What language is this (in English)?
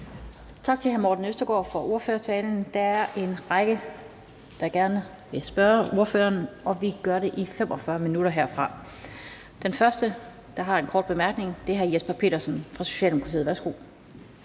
Danish